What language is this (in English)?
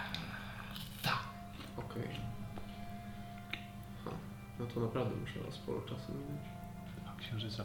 Polish